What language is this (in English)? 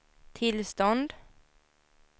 Swedish